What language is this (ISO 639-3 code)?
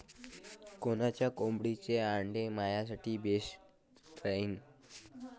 mar